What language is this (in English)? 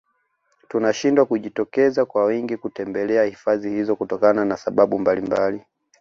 Swahili